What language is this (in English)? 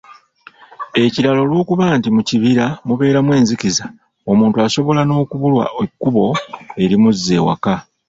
Ganda